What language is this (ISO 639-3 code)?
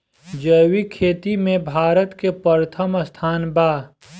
bho